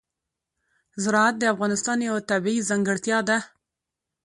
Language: Pashto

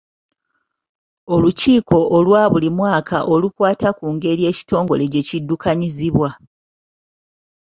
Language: Ganda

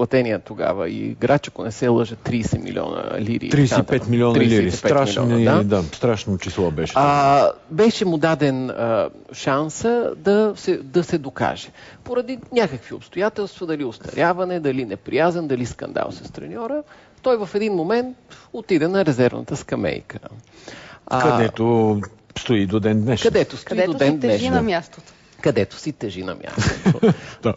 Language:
Bulgarian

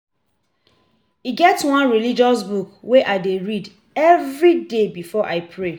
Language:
Nigerian Pidgin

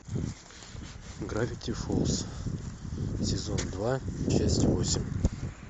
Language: Russian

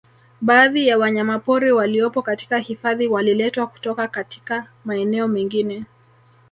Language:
Swahili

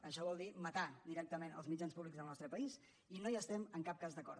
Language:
Catalan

